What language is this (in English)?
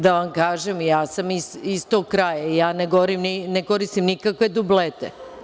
Serbian